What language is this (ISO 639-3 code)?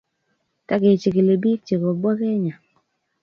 kln